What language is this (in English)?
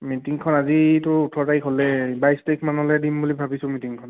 Assamese